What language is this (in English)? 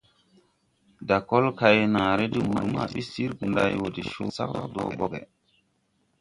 Tupuri